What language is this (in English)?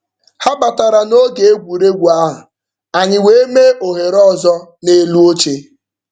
Igbo